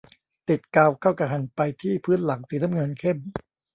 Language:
Thai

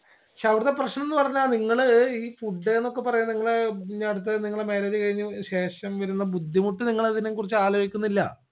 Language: Malayalam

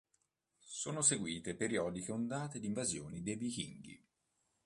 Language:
Italian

